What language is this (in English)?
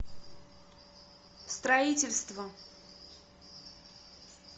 Russian